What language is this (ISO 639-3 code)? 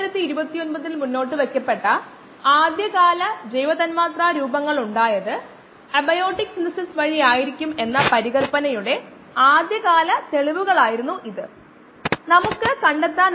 mal